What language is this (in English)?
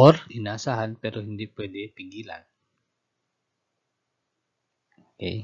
Filipino